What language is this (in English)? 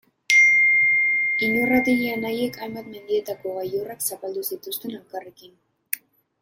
Basque